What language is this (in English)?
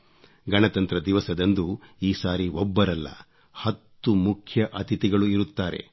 Kannada